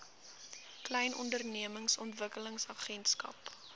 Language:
Afrikaans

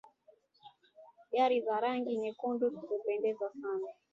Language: Swahili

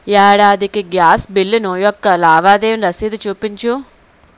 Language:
Telugu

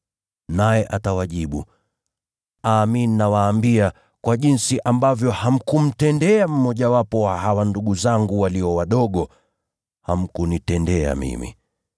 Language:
Swahili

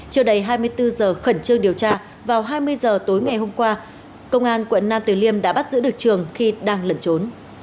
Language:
Vietnamese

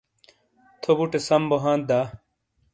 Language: Shina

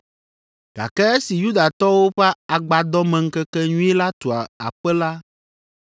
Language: Ewe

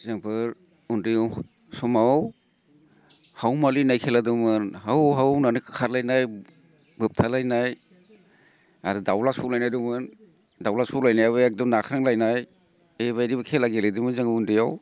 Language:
Bodo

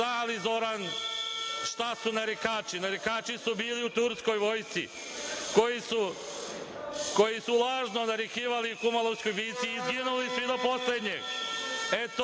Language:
Serbian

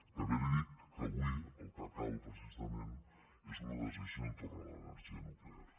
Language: Catalan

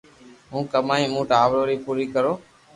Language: Loarki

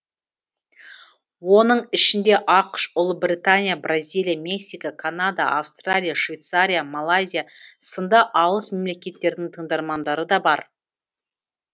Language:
Kazakh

